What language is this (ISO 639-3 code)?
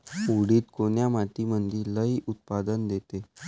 mar